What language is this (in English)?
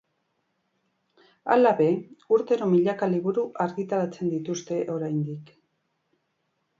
Basque